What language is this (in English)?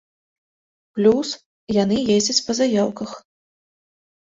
Belarusian